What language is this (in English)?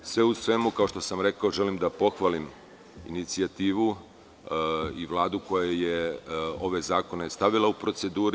Serbian